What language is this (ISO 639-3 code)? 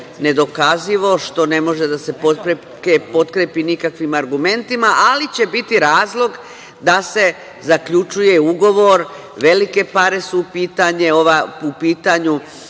srp